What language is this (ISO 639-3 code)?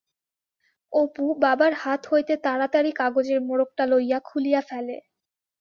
ben